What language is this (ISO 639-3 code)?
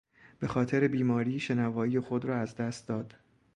fas